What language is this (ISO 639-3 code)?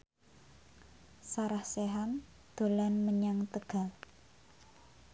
jav